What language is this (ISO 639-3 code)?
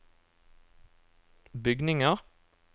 nor